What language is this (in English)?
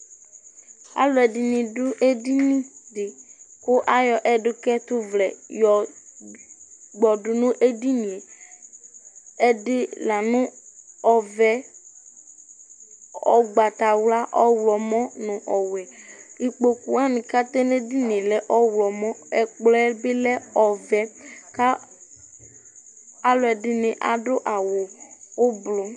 Ikposo